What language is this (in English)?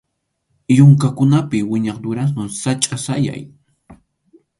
Arequipa-La Unión Quechua